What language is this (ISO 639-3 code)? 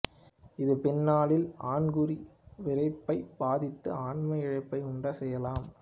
tam